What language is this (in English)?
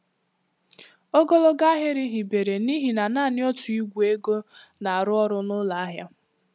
Igbo